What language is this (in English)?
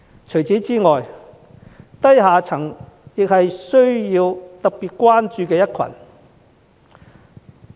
Cantonese